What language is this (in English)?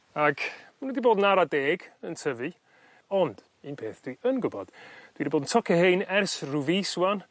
Welsh